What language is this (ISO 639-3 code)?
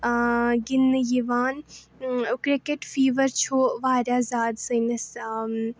kas